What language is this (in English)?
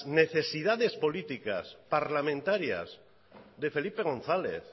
Spanish